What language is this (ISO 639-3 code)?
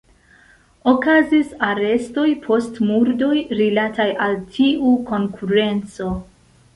epo